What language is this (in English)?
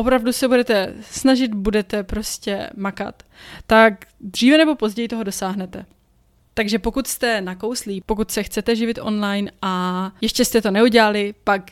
Czech